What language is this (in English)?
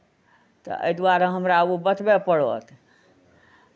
Maithili